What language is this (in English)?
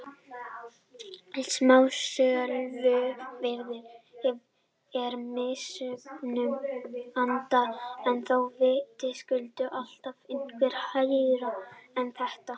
Icelandic